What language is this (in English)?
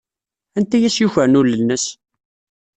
Kabyle